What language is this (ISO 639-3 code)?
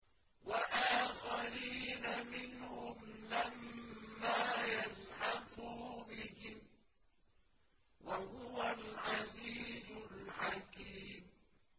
ara